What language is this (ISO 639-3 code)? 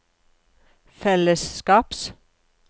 nor